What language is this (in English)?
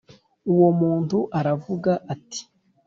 Kinyarwanda